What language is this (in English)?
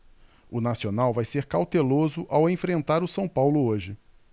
Portuguese